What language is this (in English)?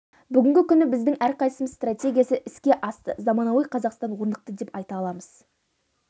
Kazakh